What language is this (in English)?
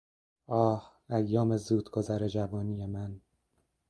Persian